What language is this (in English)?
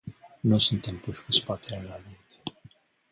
Romanian